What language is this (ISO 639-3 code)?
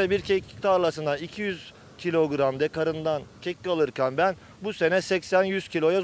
tur